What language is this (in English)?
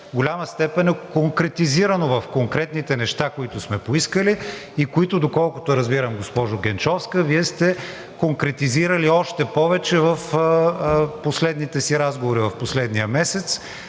Bulgarian